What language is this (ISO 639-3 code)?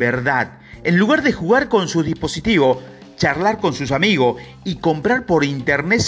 spa